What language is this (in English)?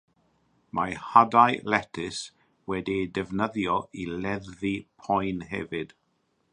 Welsh